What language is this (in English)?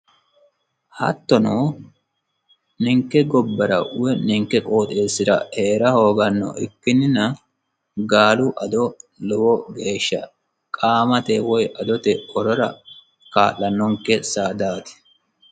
Sidamo